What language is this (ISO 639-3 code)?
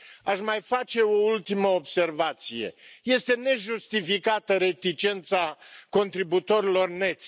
ron